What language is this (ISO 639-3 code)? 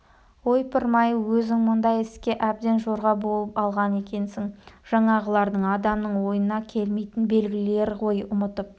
kaz